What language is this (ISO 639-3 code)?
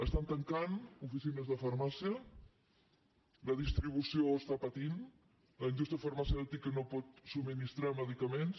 cat